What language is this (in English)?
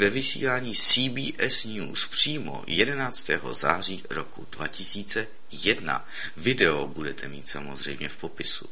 Czech